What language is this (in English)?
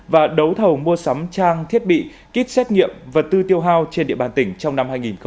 Vietnamese